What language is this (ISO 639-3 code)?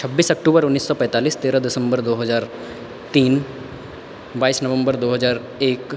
mai